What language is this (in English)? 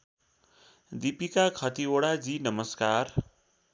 Nepali